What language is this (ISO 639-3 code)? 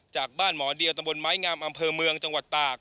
tha